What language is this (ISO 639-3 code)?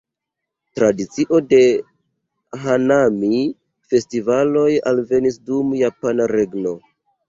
epo